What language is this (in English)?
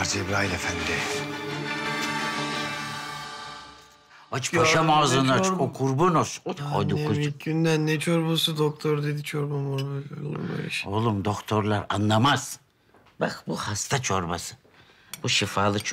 Turkish